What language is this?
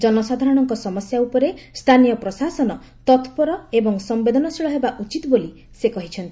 Odia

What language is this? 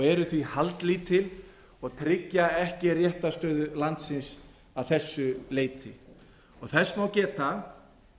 Icelandic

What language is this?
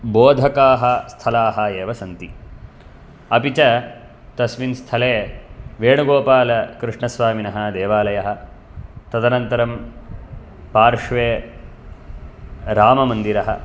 Sanskrit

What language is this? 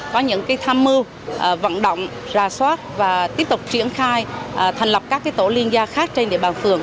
Vietnamese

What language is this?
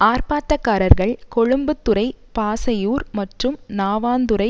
Tamil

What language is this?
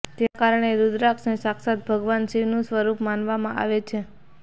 Gujarati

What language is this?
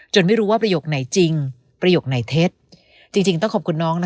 Thai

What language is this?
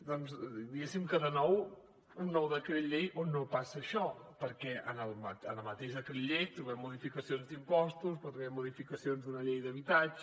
Catalan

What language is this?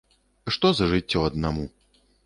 Belarusian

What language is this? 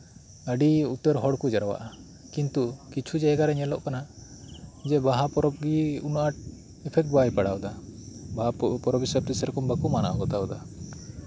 Santali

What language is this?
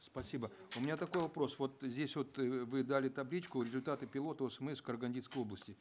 Kazakh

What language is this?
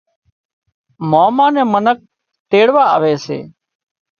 Wadiyara Koli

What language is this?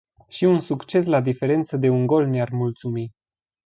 Romanian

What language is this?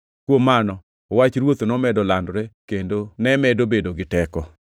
Luo (Kenya and Tanzania)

